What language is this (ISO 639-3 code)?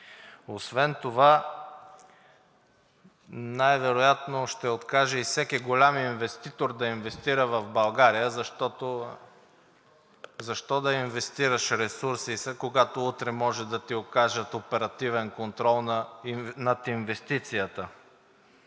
bul